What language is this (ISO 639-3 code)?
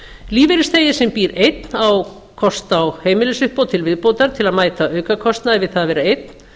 isl